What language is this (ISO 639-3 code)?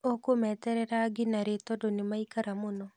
kik